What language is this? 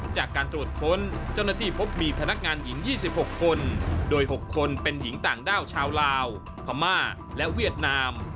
Thai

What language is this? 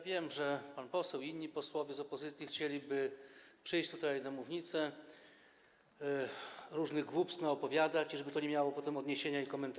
Polish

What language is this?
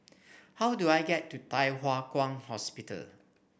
English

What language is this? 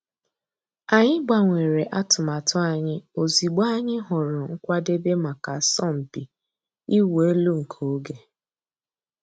Igbo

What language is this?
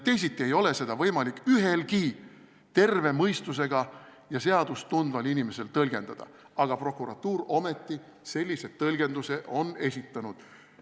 Estonian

